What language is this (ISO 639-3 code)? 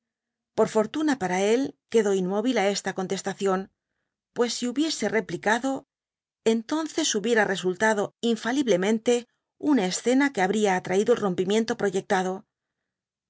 spa